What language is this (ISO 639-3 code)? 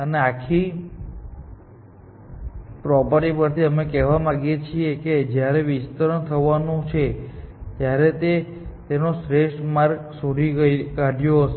guj